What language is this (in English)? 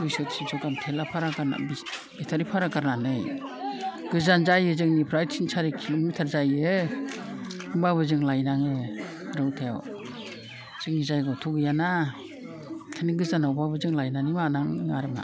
Bodo